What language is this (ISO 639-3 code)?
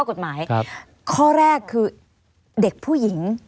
tha